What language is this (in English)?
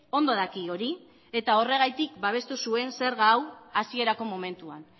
Basque